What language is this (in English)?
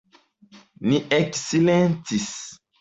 Esperanto